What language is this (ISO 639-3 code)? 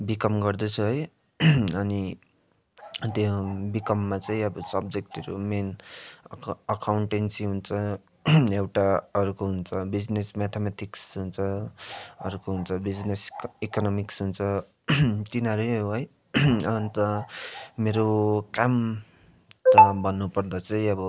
nep